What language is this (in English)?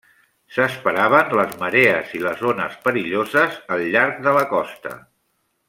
Catalan